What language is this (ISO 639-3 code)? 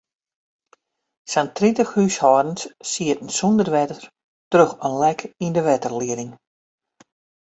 fry